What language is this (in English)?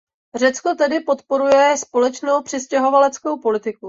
Czech